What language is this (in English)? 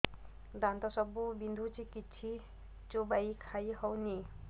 Odia